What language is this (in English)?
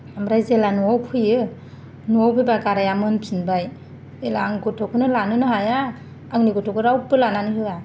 Bodo